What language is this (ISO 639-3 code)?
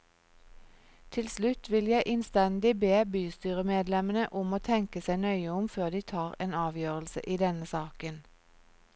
nor